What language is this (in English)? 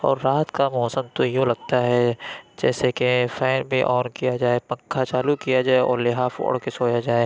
Urdu